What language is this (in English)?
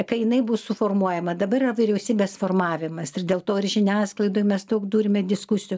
Lithuanian